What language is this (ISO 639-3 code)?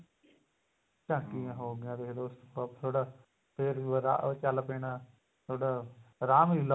pan